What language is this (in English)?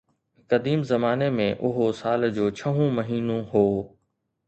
Sindhi